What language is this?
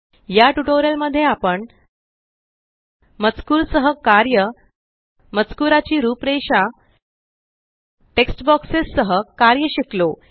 Marathi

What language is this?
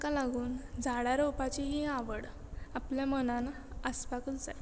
Konkani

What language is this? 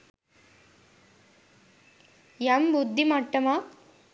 Sinhala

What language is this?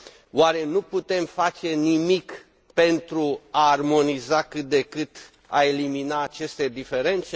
Romanian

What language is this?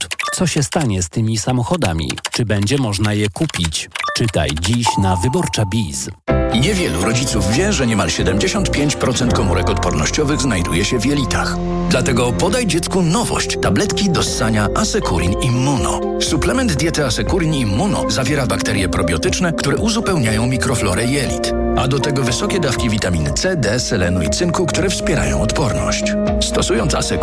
Polish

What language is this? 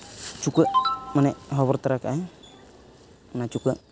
Santali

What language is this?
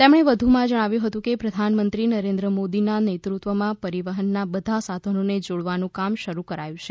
Gujarati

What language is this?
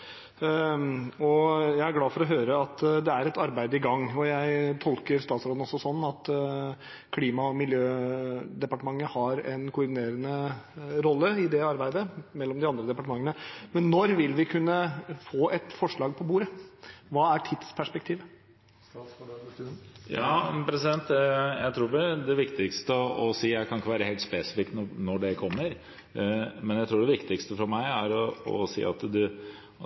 Norwegian Bokmål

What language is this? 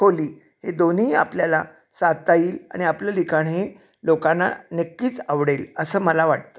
Marathi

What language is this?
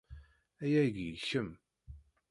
Kabyle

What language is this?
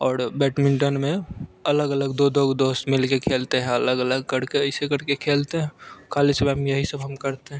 Hindi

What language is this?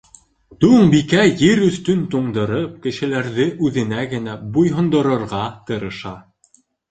Bashkir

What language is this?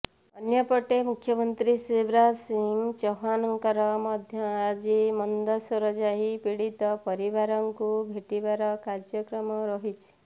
Odia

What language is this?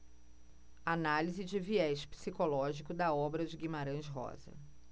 Portuguese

